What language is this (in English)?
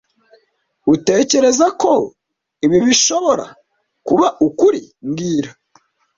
Kinyarwanda